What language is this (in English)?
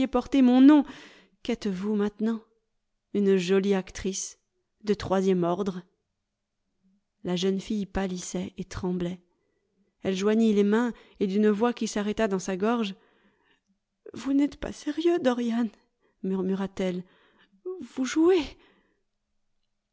French